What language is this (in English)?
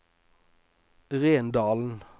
Norwegian